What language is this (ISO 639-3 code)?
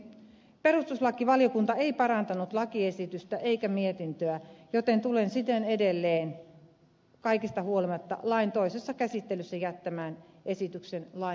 fin